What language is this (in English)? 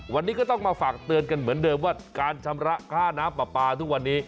Thai